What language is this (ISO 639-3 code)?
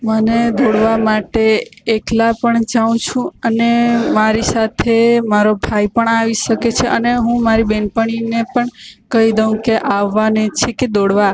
guj